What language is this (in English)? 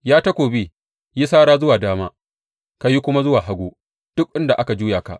Hausa